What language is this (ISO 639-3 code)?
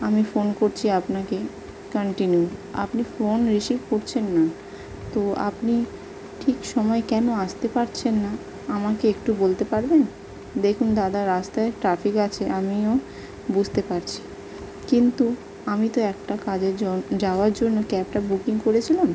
ben